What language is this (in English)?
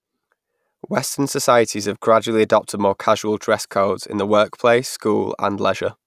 English